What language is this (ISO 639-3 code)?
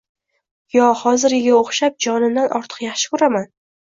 uzb